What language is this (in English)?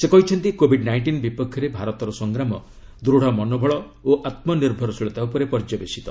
Odia